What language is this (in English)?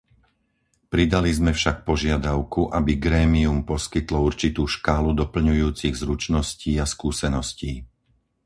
Slovak